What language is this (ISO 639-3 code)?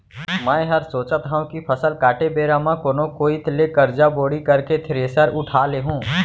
hne